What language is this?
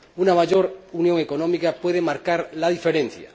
Spanish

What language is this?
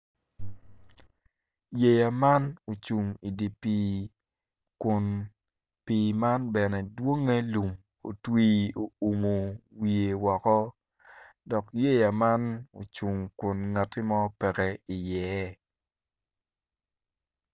Acoli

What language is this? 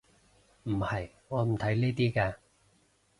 Cantonese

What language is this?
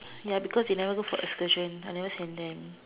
English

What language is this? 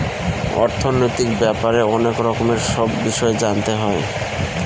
Bangla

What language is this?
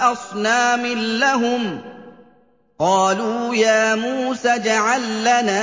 Arabic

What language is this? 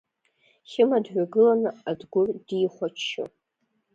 Abkhazian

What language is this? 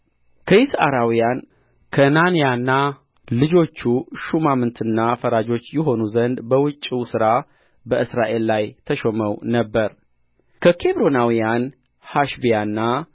Amharic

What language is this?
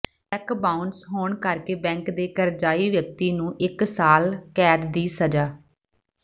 Punjabi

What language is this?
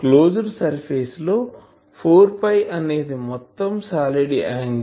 Telugu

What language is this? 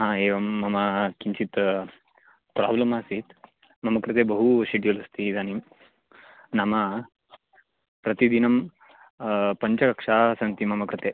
Sanskrit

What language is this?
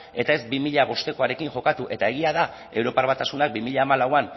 Basque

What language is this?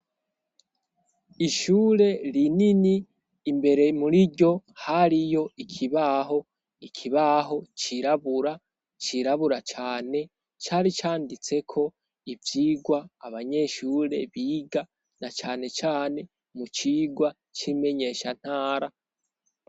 Rundi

